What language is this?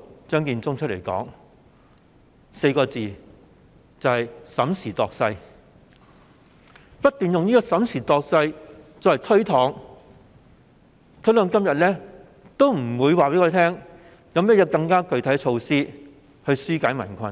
Cantonese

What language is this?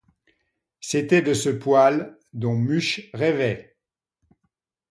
French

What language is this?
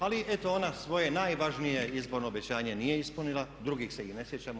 Croatian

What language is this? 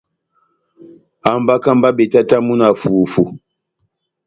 Batanga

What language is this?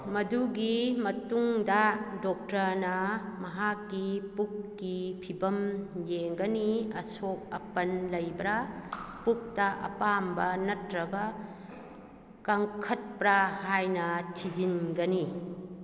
Manipuri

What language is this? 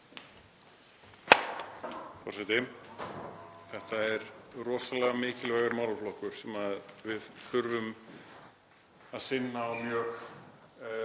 Icelandic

